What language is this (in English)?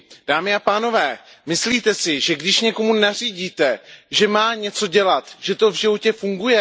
Czech